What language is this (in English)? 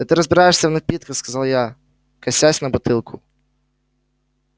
Russian